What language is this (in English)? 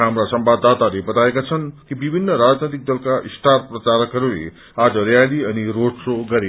Nepali